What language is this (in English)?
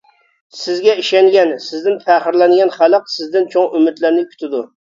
Uyghur